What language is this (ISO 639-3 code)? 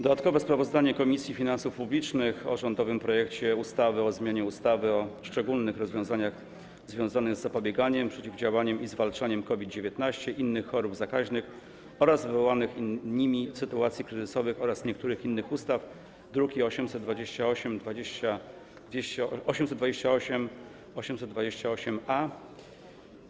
pol